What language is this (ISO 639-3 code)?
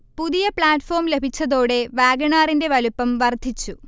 mal